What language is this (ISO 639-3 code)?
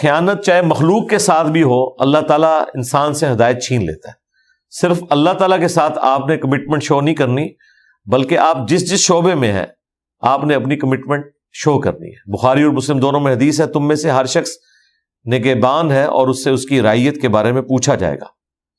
urd